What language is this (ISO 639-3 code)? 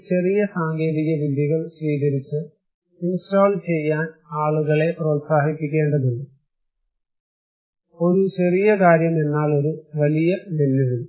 mal